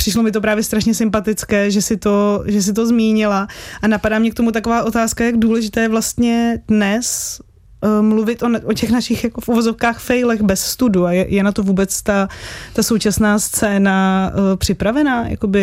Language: Czech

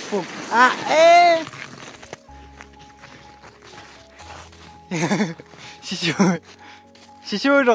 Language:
Arabic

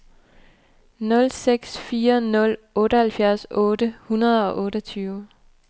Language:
Danish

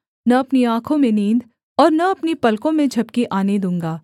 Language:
Hindi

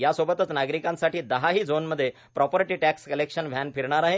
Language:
Marathi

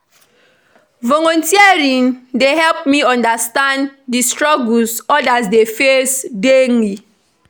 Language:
Nigerian Pidgin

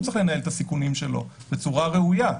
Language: Hebrew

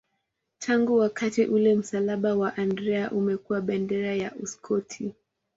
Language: Swahili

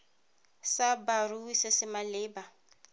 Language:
Tswana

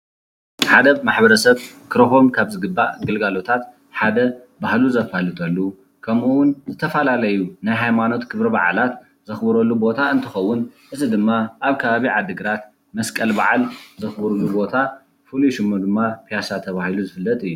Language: Tigrinya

